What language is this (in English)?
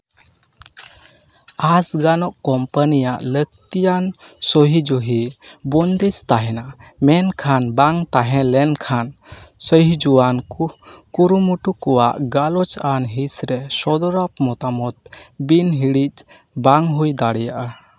Santali